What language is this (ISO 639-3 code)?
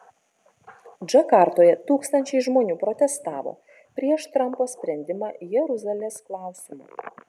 lit